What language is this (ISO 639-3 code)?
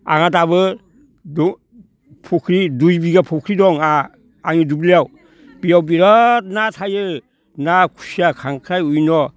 brx